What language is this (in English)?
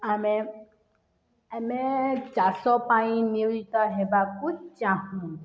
Odia